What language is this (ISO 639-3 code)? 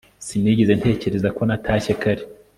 kin